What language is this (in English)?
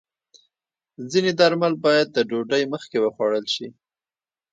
Pashto